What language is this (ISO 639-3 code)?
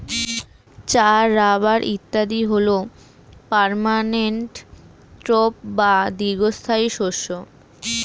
ben